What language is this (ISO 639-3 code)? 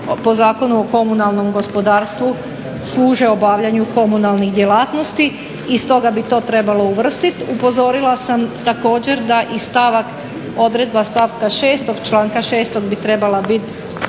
hrv